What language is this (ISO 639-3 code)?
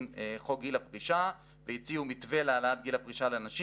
heb